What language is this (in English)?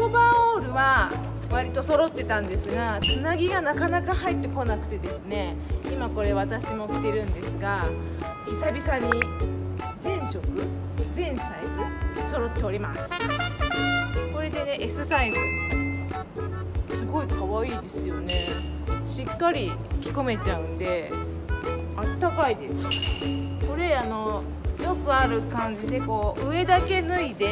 Japanese